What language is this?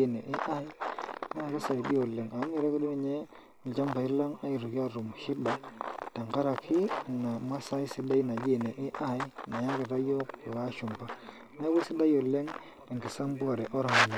Masai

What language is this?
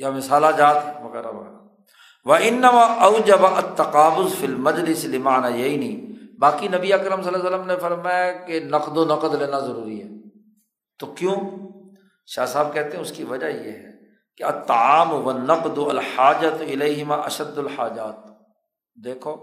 Urdu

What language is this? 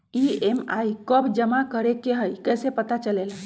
Magahi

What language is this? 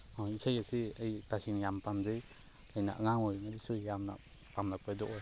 Manipuri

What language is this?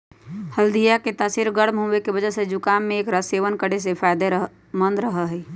Magahi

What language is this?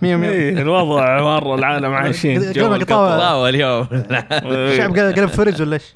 Arabic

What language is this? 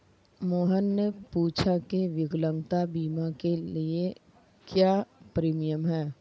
Hindi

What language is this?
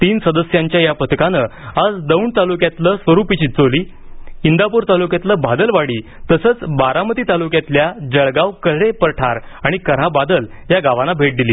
Marathi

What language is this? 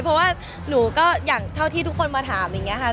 Thai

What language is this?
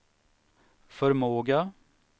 Swedish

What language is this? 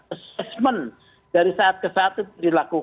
Indonesian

